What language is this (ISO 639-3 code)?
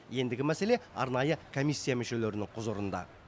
kaz